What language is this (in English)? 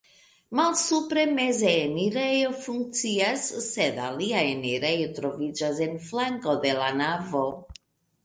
Esperanto